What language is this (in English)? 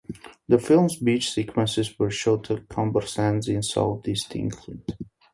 English